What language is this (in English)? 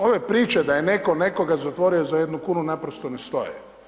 Croatian